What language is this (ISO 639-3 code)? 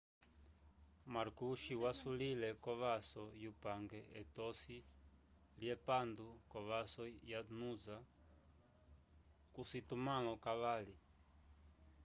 umb